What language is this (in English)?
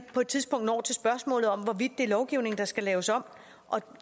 Danish